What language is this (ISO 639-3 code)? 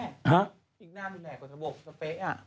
tha